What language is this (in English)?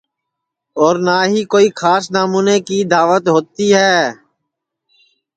Sansi